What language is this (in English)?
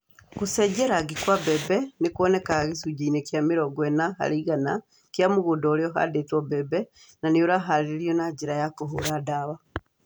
Kikuyu